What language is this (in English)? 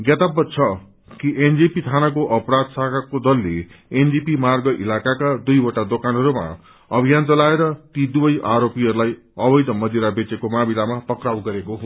Nepali